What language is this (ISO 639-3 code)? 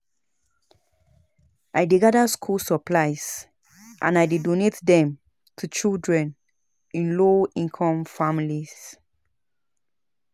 pcm